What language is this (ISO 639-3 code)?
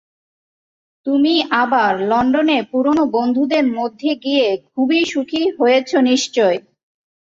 ben